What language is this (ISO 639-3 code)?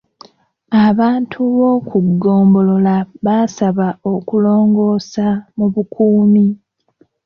lug